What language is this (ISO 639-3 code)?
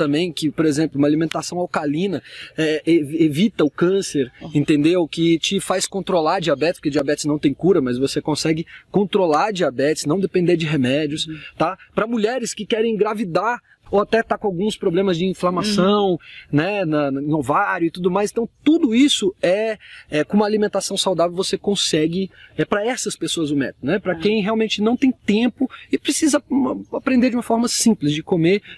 por